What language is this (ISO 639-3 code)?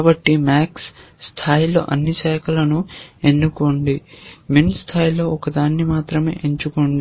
tel